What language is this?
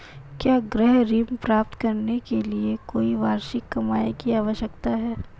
Hindi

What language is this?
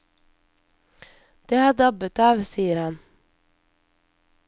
Norwegian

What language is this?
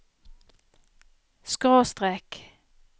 Norwegian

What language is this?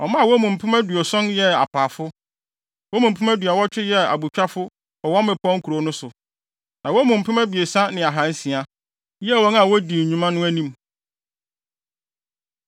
Akan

